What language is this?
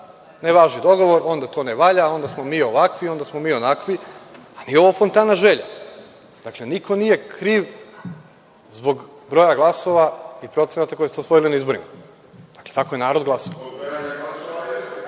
Serbian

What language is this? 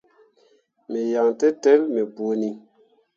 Mundang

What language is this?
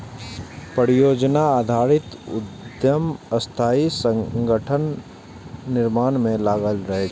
Maithili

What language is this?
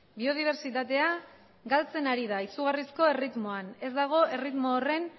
Basque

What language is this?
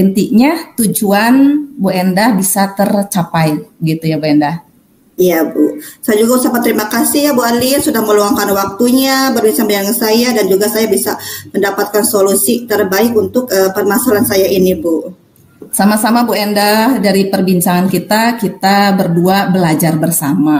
Indonesian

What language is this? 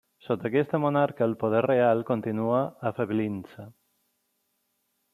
Catalan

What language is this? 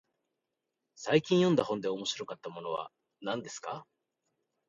Japanese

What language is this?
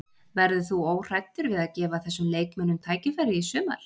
Icelandic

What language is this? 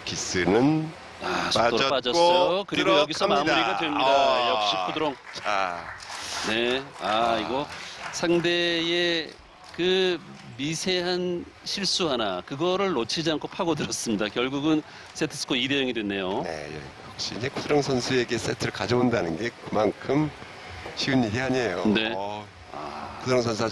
Korean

